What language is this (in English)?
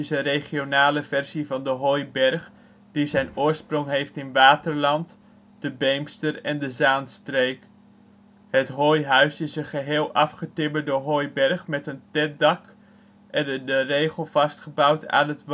Dutch